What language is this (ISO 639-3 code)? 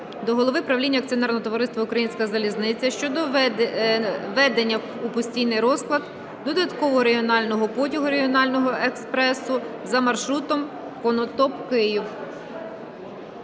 ukr